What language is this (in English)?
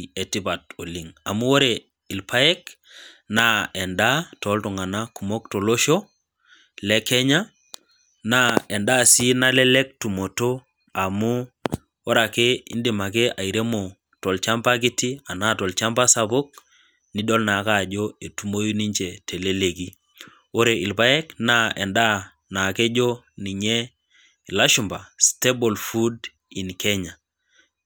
Masai